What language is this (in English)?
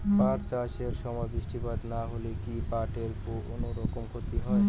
Bangla